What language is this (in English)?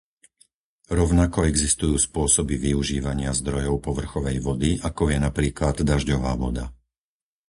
Slovak